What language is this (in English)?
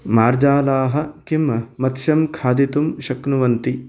Sanskrit